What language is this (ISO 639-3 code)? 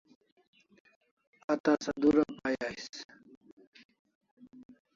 kls